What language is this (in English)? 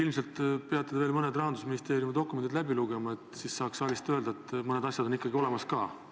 Estonian